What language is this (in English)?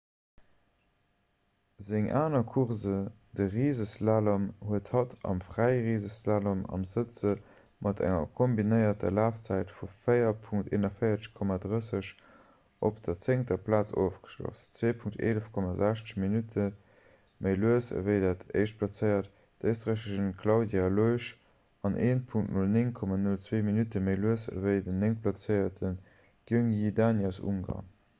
Luxembourgish